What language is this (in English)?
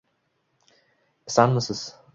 Uzbek